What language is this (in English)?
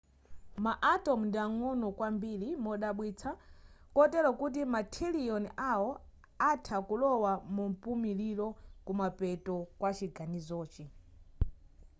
Nyanja